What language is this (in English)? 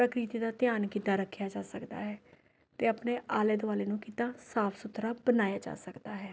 Punjabi